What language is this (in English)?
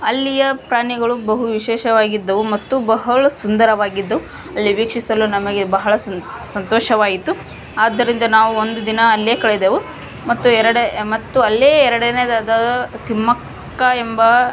Kannada